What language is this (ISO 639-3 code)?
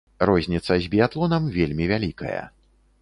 bel